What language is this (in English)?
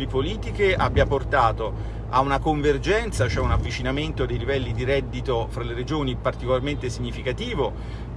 Italian